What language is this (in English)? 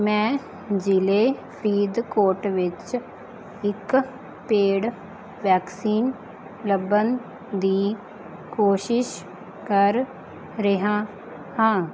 Punjabi